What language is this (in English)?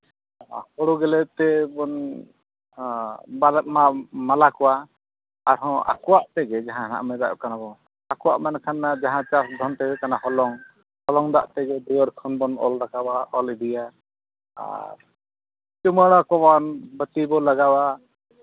Santali